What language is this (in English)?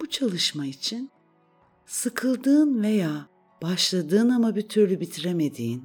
Turkish